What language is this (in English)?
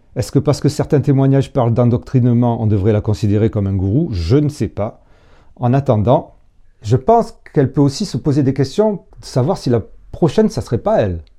French